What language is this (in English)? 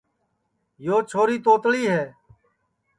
Sansi